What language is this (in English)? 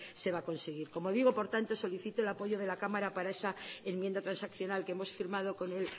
Spanish